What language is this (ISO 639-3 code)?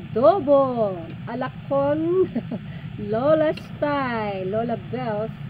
fil